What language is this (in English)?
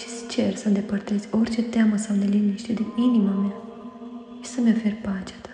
Romanian